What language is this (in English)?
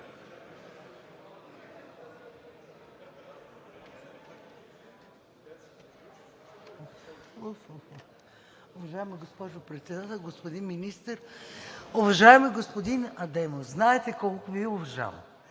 Bulgarian